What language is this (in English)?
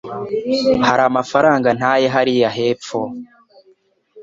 Kinyarwanda